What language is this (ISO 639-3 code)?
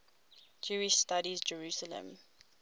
eng